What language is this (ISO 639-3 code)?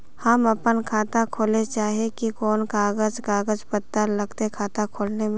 mag